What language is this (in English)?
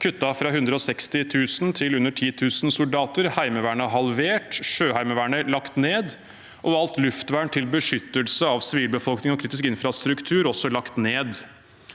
Norwegian